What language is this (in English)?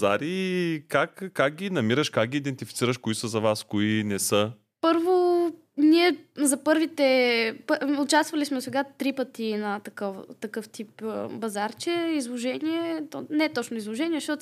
Bulgarian